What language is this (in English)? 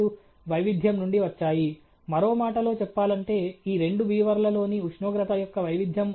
Telugu